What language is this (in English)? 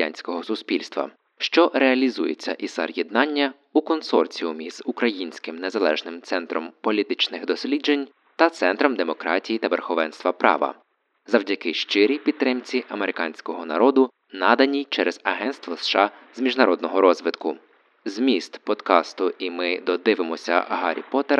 Ukrainian